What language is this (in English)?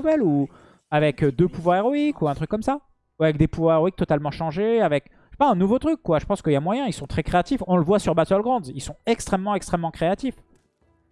French